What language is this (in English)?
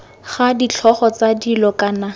Tswana